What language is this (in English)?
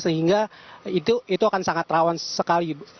Indonesian